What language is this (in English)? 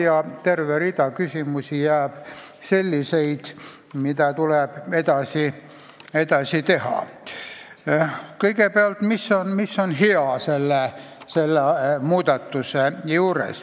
Estonian